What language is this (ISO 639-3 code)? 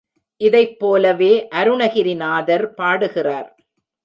tam